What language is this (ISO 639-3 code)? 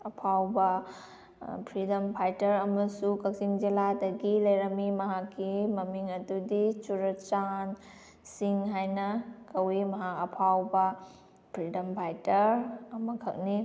mni